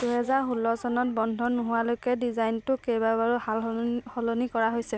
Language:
Assamese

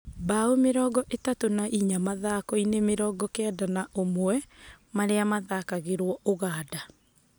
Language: Kikuyu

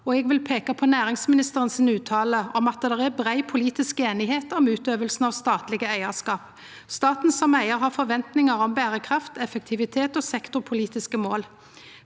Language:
Norwegian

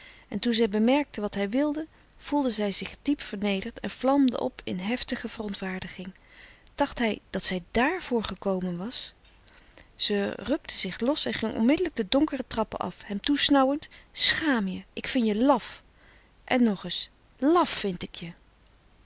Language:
Dutch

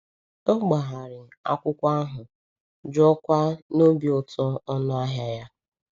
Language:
Igbo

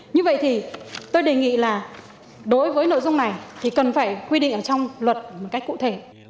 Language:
Vietnamese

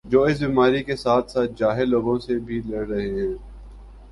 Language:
Urdu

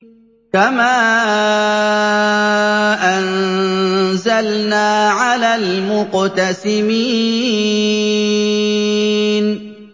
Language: Arabic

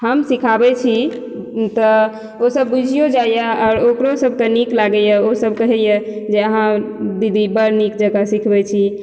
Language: Maithili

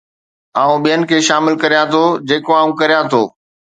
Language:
Sindhi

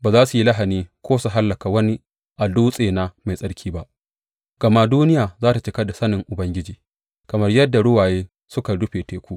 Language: Hausa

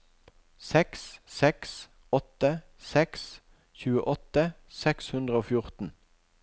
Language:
Norwegian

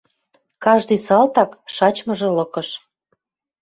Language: Western Mari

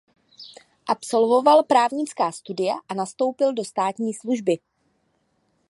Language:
Czech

